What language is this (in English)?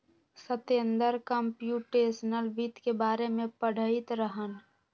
Magahi